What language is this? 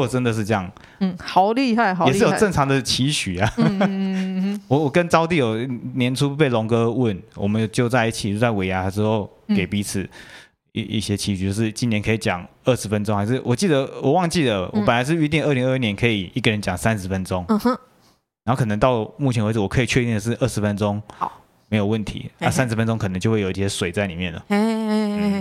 Chinese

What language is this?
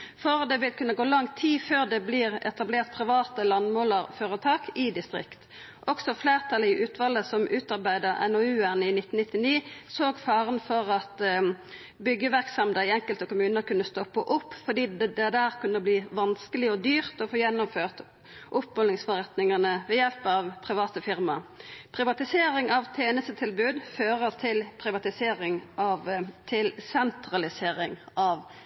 Norwegian Nynorsk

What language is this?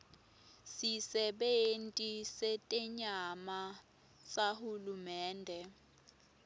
Swati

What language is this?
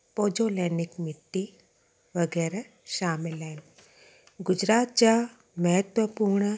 Sindhi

